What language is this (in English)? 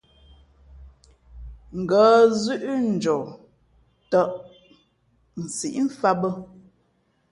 Fe'fe'